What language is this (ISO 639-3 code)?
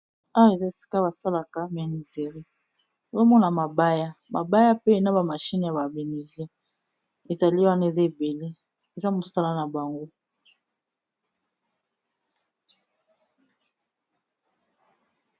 lin